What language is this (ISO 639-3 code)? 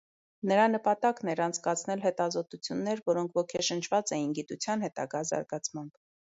hye